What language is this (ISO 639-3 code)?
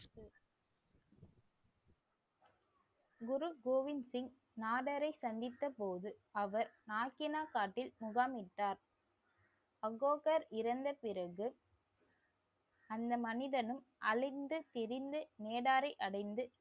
tam